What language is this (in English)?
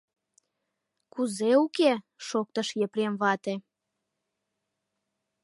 Mari